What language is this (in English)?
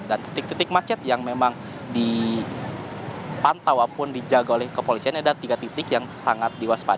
Indonesian